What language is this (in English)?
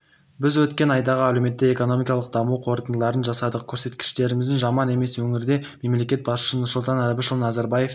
Kazakh